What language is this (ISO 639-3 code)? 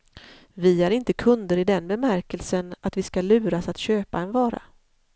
swe